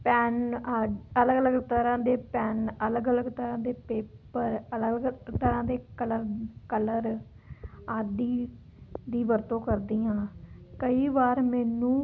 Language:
Punjabi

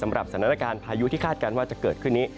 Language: Thai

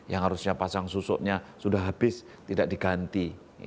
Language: Indonesian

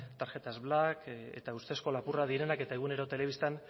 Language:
Basque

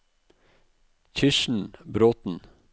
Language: Norwegian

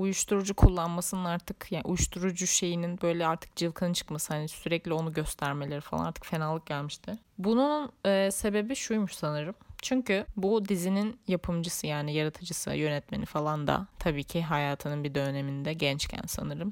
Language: Turkish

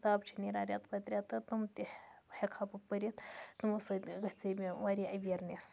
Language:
Kashmiri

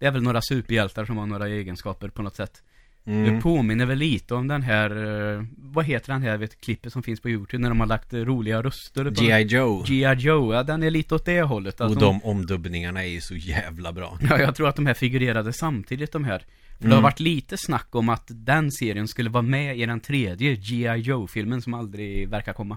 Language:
Swedish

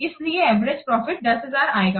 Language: Hindi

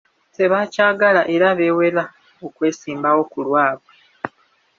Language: Ganda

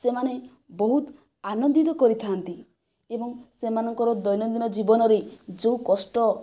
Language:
Odia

